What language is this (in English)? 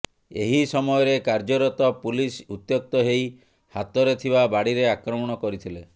Odia